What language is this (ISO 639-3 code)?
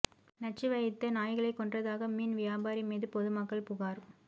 tam